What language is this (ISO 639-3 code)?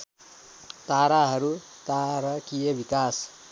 nep